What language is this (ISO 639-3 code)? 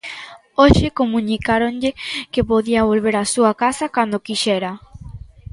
glg